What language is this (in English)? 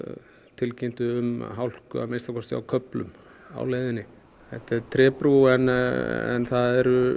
Icelandic